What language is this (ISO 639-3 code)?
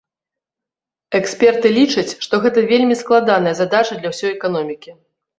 bel